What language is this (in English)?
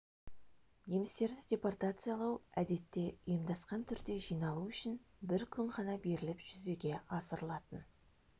Kazakh